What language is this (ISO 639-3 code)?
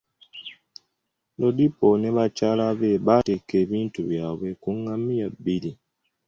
lug